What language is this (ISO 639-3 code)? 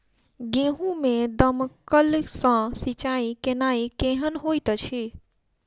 mai